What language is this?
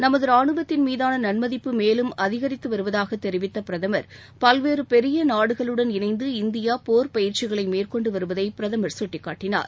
Tamil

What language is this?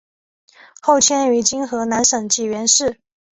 Chinese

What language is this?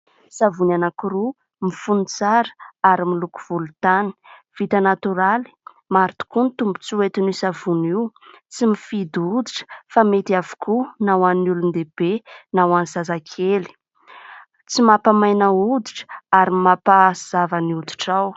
Malagasy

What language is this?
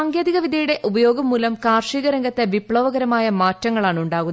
Malayalam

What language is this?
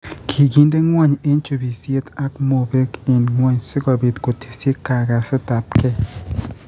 Kalenjin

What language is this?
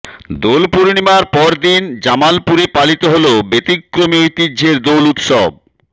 Bangla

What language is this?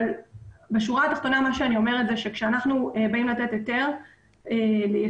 Hebrew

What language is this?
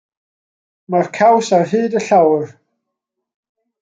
Welsh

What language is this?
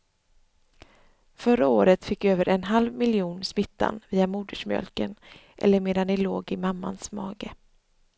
Swedish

